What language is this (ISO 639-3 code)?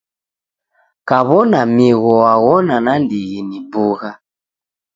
dav